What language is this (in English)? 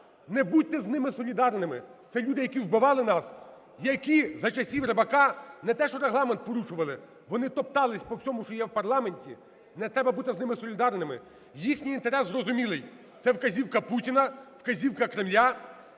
Ukrainian